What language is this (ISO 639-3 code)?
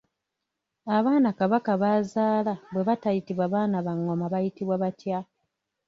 lug